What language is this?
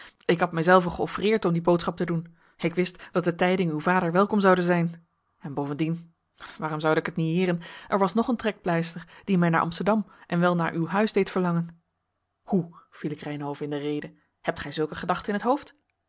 Dutch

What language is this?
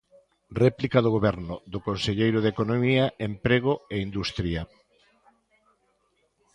Galician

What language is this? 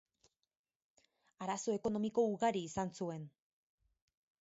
Basque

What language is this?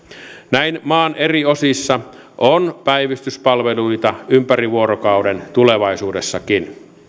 Finnish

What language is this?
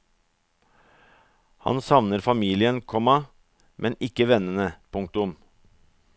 Norwegian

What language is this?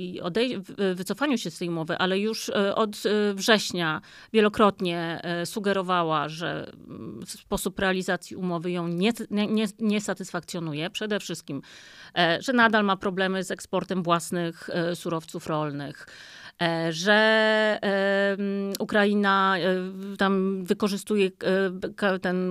Polish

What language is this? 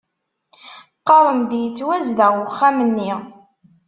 Kabyle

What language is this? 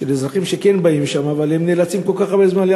Hebrew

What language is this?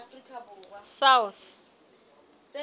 Southern Sotho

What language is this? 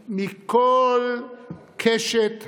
Hebrew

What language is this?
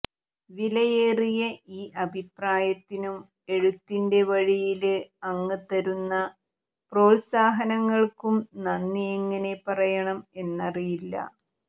Malayalam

